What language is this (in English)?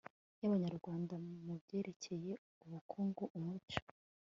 Kinyarwanda